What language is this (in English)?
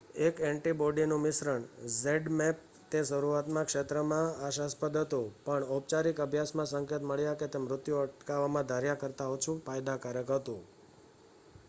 Gujarati